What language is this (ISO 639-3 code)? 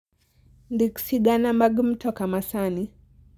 luo